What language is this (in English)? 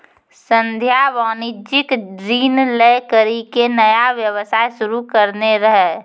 Maithili